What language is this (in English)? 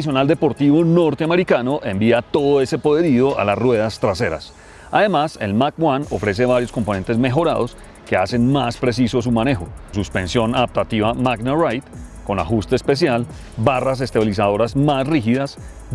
Spanish